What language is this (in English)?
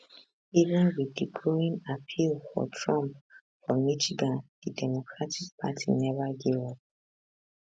Nigerian Pidgin